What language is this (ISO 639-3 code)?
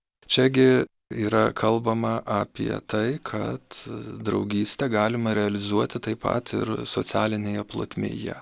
lit